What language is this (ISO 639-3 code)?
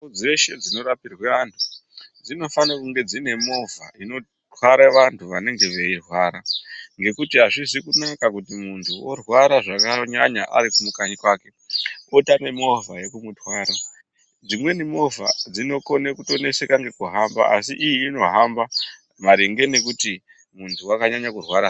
ndc